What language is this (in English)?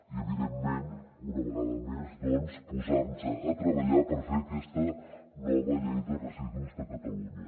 Catalan